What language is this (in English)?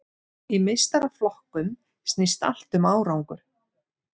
Icelandic